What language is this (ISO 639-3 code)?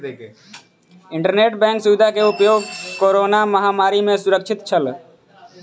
mai